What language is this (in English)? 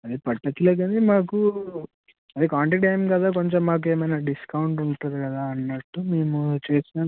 Telugu